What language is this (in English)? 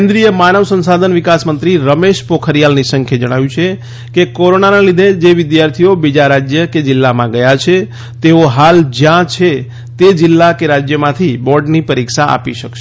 Gujarati